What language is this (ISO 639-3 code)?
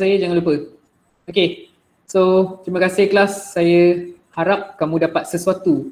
msa